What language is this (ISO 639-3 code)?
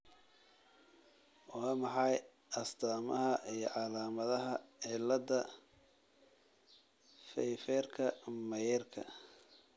som